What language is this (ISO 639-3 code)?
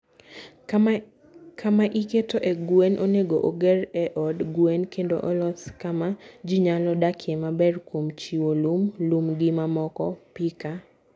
luo